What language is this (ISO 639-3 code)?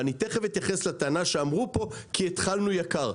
heb